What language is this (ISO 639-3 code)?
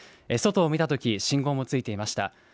jpn